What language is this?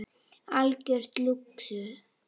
Icelandic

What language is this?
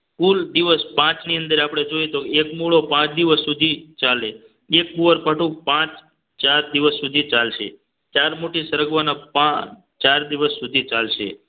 Gujarati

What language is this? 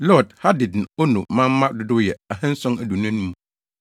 Akan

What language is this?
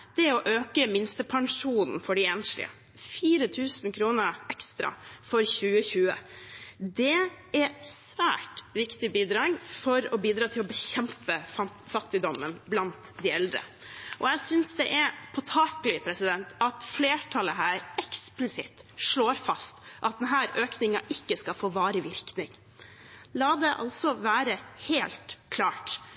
Norwegian Bokmål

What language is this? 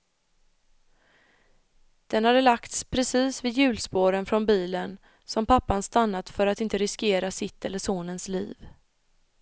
Swedish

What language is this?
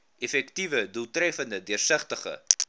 Afrikaans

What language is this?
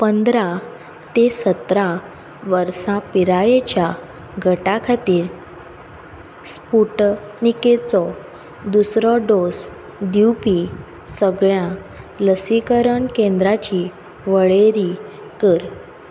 Konkani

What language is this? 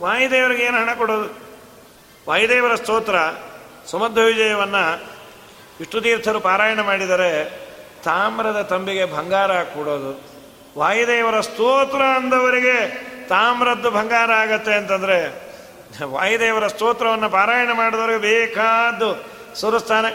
Kannada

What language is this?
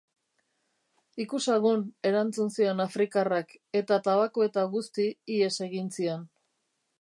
Basque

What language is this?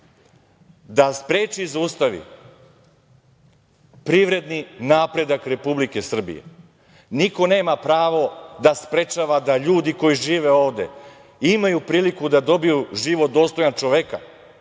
Serbian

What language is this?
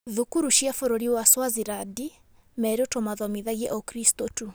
Kikuyu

